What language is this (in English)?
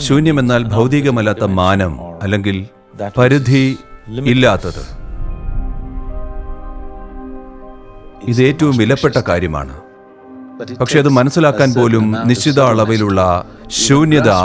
Turkish